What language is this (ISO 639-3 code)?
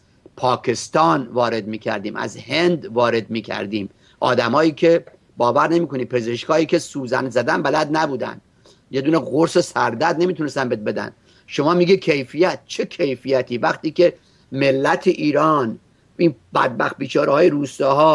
fas